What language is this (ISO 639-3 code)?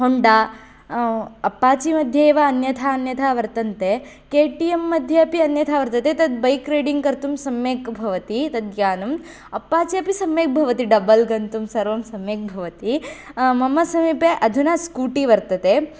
san